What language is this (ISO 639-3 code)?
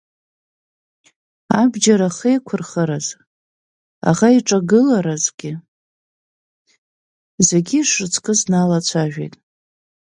abk